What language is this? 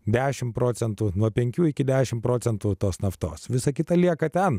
Lithuanian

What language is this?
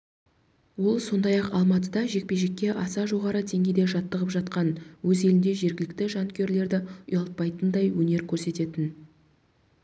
Kazakh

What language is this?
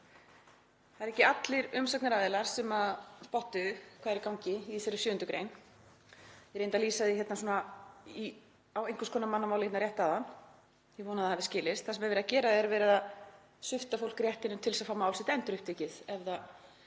Icelandic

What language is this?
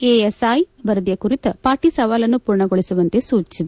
Kannada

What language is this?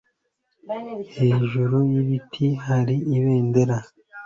Kinyarwanda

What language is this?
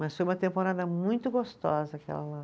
Portuguese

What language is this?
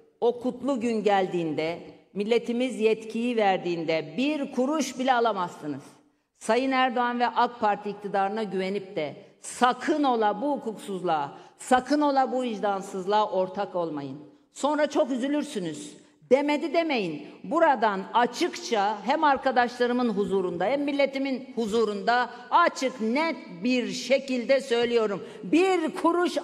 Turkish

